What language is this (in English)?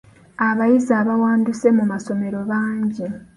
Ganda